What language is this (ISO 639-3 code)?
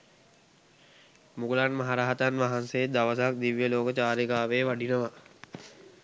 sin